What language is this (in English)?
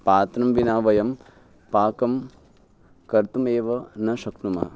Sanskrit